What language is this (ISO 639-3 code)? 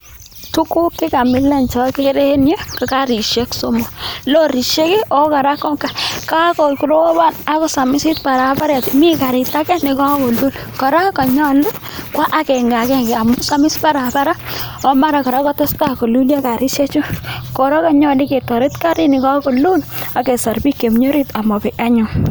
kln